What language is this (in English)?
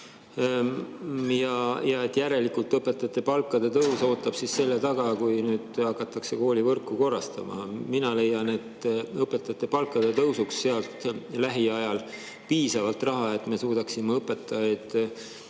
Estonian